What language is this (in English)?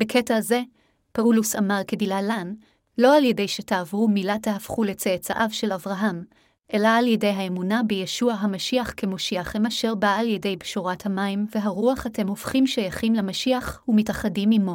Hebrew